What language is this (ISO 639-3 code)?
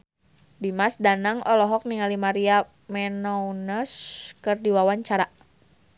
sun